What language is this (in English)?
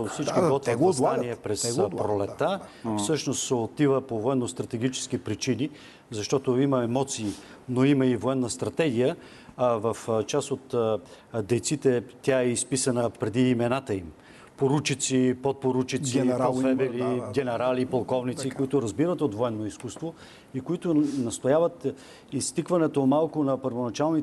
Bulgarian